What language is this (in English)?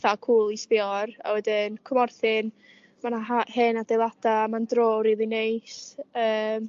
Welsh